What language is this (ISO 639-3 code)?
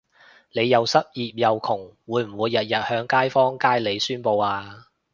yue